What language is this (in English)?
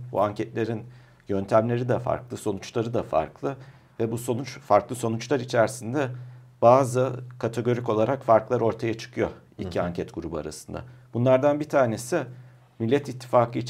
Turkish